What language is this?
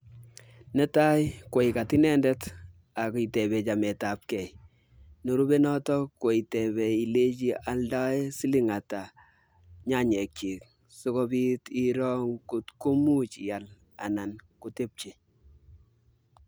Kalenjin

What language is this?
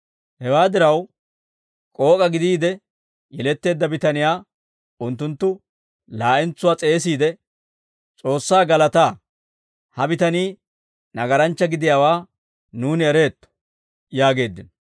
Dawro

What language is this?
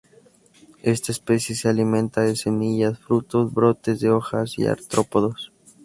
Spanish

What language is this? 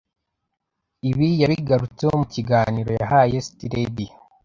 Kinyarwanda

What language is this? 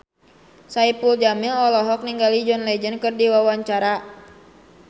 Sundanese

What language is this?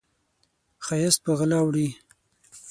Pashto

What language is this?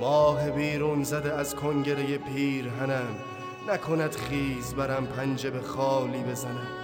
Persian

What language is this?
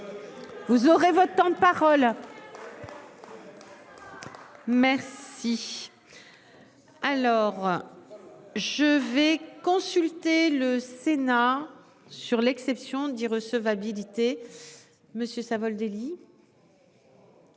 French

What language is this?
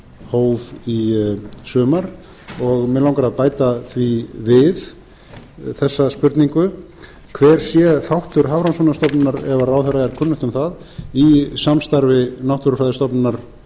Icelandic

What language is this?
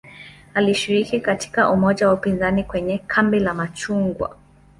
Swahili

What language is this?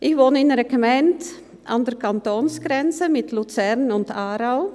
Swiss German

